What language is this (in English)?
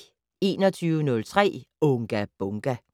Danish